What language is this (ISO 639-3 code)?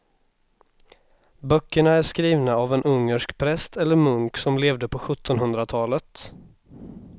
swe